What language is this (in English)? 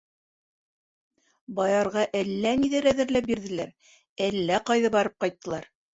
Bashkir